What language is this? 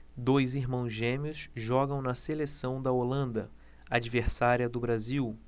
Portuguese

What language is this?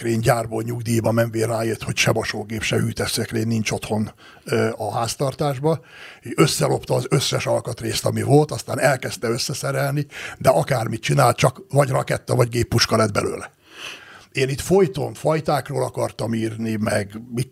Hungarian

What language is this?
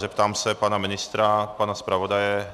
Czech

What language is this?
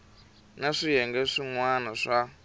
Tsonga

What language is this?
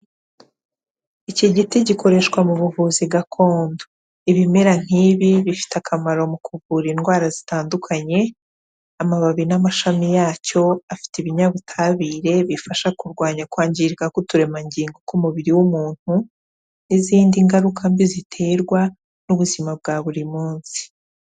Kinyarwanda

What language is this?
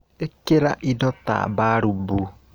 Kikuyu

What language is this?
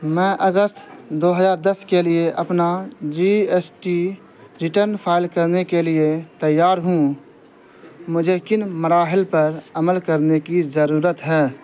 Urdu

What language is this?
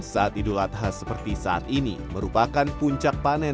Indonesian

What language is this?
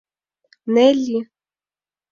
Mari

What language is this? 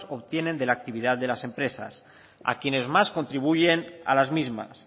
Spanish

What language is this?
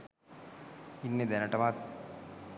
Sinhala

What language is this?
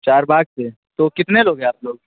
Urdu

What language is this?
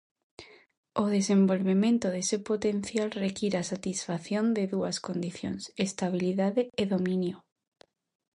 Galician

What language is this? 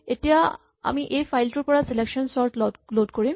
Assamese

